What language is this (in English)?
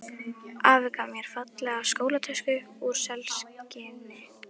Icelandic